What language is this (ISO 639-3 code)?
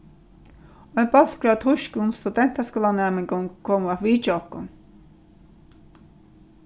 fao